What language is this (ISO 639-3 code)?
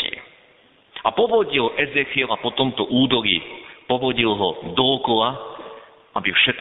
slk